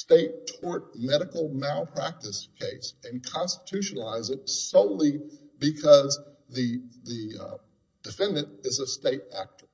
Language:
English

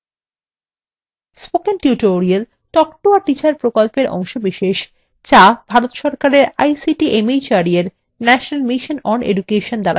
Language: Bangla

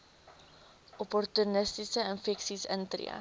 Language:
Afrikaans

